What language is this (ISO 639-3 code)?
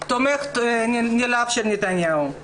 heb